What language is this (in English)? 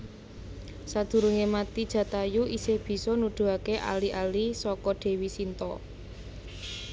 Javanese